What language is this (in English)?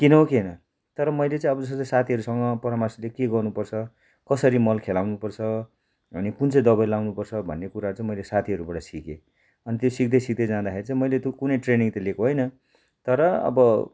Nepali